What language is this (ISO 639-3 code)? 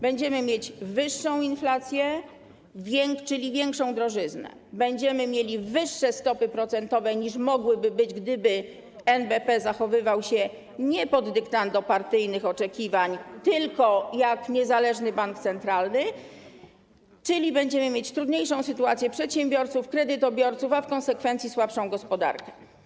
pol